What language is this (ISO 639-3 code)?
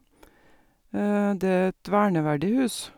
nor